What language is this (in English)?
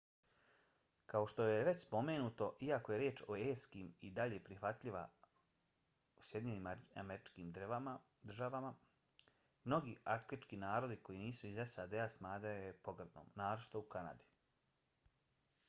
Bosnian